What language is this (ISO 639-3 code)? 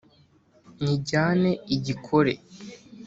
kin